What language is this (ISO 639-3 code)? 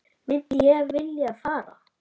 isl